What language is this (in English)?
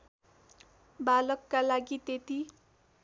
Nepali